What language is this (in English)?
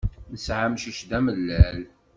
Kabyle